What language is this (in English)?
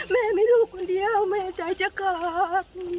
Thai